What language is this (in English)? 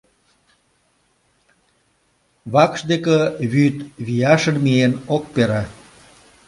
Mari